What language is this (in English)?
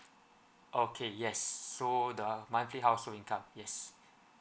English